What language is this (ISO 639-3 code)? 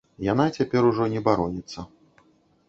bel